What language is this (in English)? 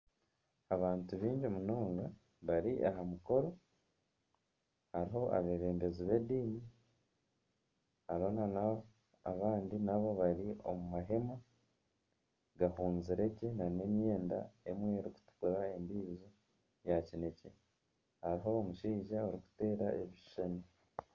Nyankole